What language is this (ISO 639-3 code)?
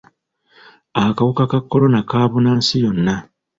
lug